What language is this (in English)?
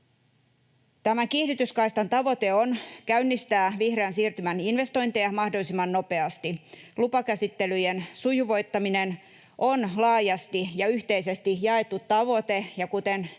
Finnish